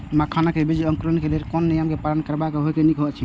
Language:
Maithili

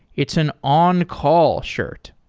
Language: English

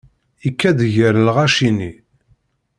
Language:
Kabyle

